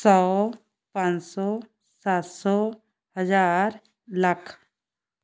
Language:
Punjabi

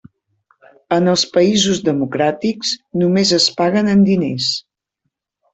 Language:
Catalan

